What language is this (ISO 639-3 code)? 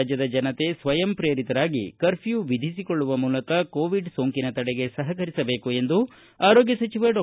kan